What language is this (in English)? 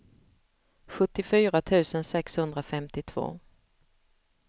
Swedish